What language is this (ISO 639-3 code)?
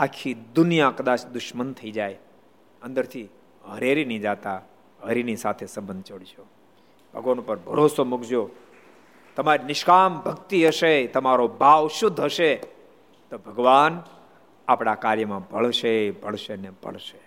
guj